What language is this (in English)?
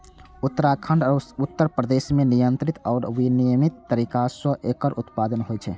Maithili